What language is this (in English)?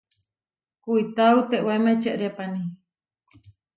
Huarijio